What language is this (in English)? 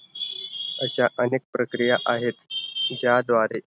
Marathi